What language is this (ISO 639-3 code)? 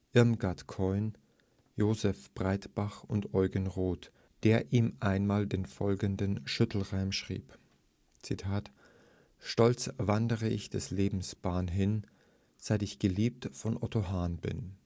deu